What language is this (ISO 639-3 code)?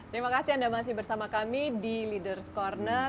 ind